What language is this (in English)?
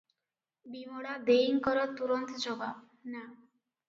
Odia